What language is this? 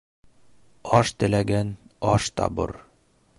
Bashkir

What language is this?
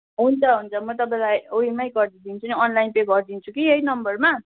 Nepali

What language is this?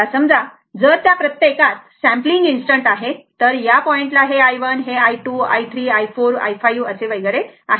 Marathi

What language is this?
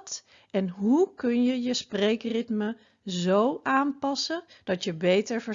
Dutch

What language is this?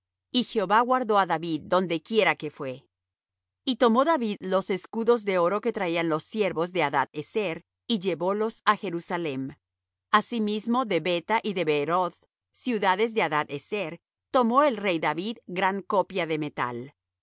Spanish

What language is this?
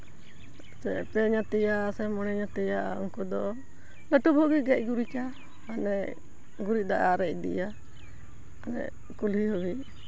Santali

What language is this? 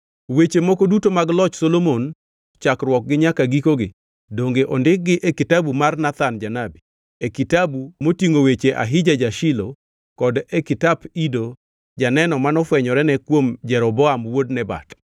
Luo (Kenya and Tanzania)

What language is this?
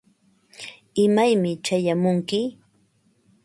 Ambo-Pasco Quechua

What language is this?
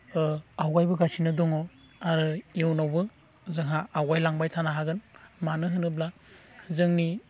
Bodo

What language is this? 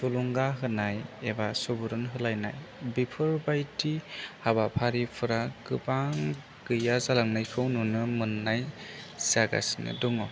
Bodo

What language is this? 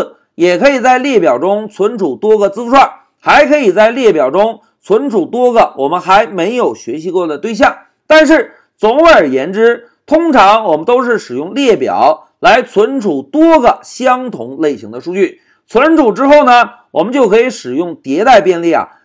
Chinese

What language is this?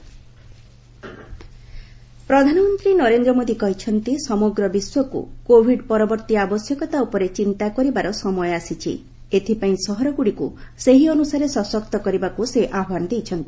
Odia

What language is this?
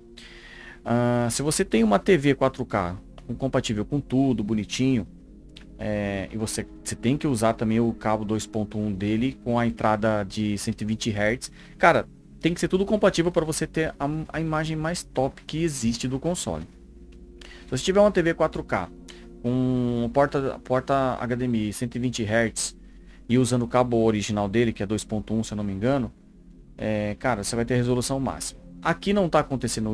Portuguese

